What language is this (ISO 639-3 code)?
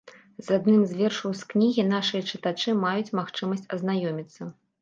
bel